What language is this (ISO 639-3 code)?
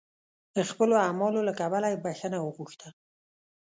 pus